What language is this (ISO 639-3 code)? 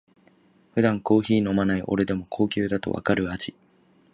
jpn